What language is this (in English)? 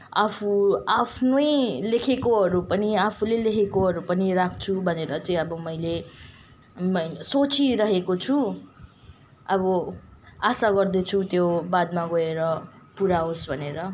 Nepali